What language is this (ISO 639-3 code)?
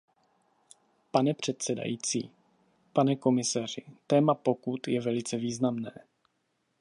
ces